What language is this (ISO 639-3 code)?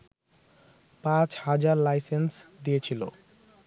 ben